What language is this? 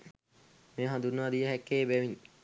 Sinhala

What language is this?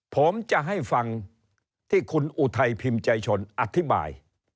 Thai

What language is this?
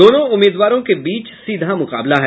Hindi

